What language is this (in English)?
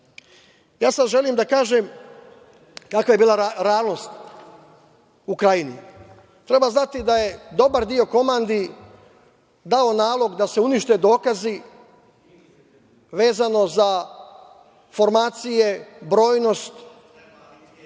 Serbian